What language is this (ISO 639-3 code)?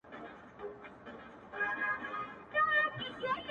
pus